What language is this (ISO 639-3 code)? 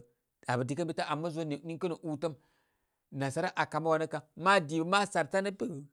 kmy